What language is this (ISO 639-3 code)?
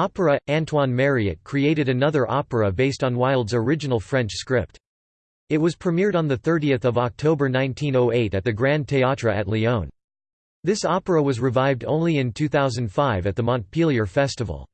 eng